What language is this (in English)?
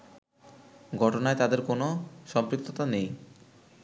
Bangla